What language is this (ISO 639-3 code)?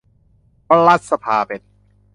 tha